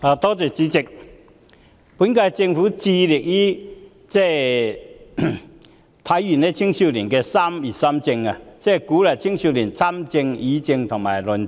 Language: Cantonese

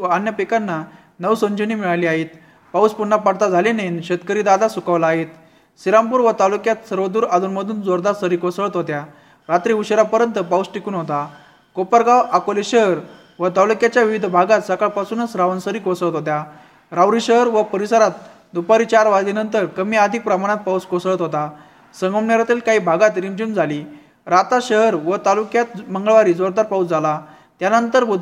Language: Marathi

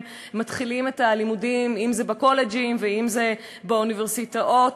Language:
Hebrew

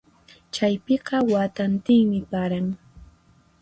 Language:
Puno Quechua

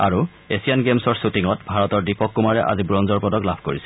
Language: Assamese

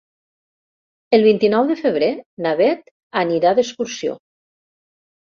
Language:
Catalan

